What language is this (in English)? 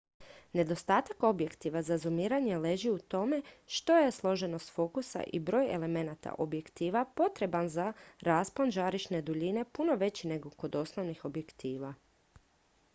Croatian